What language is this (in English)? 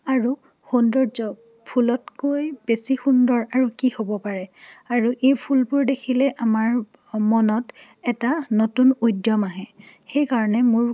Assamese